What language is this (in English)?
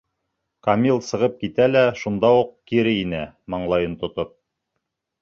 Bashkir